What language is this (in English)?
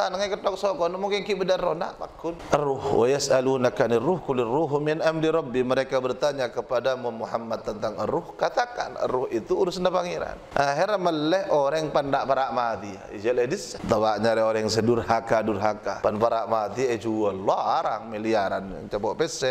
Malay